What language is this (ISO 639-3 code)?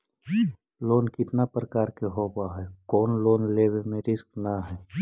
mag